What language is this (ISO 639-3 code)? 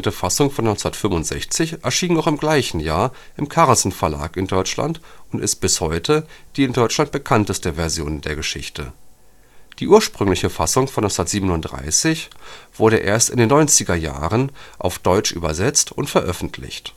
deu